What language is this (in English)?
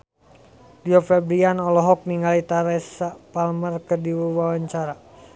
Sundanese